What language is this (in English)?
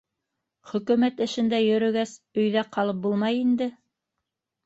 Bashkir